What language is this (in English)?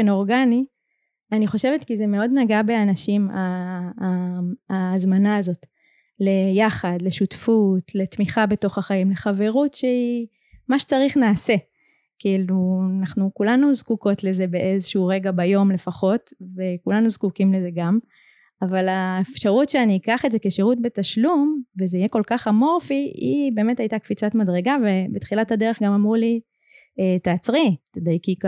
Hebrew